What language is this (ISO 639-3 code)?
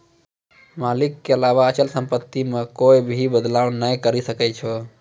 mai